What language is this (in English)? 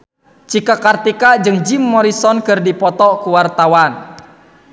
Sundanese